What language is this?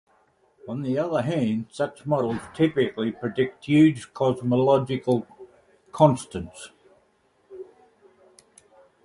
English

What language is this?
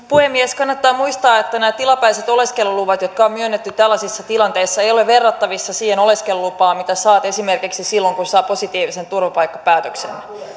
Finnish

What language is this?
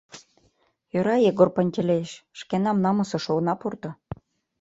Mari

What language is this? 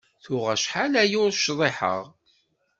Kabyle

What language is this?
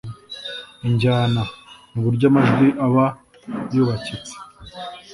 Kinyarwanda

